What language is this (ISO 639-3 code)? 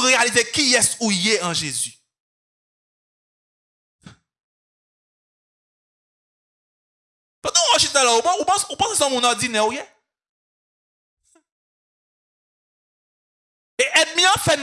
fra